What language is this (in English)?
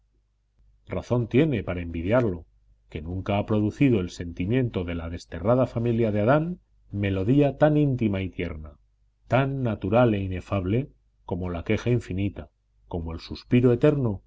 Spanish